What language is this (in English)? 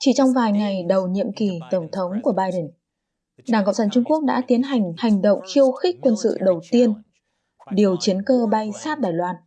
Vietnamese